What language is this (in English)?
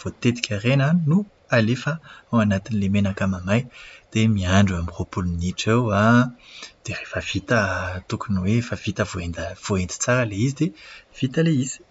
Malagasy